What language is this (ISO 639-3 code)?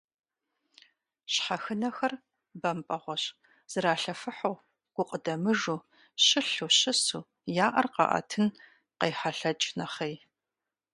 kbd